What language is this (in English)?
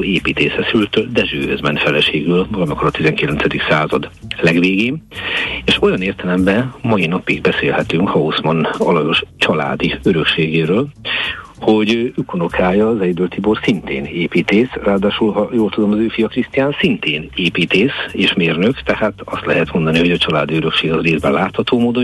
Hungarian